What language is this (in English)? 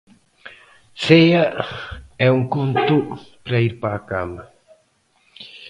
Galician